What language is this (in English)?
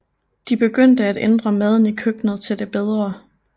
Danish